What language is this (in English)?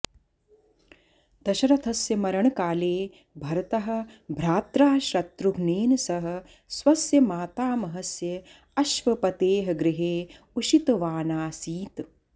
Sanskrit